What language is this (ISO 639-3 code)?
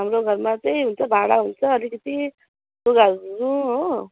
nep